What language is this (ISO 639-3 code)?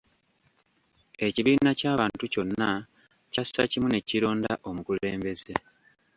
lug